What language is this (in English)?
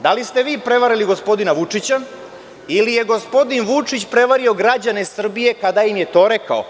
Serbian